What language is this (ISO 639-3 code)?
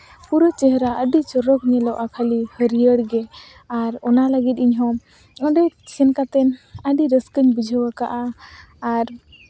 sat